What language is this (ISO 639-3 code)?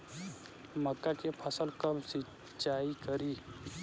bho